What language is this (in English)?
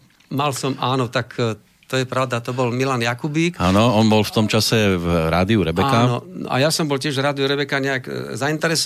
Slovak